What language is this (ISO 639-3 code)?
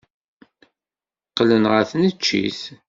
kab